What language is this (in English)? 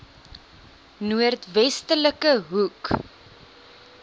Afrikaans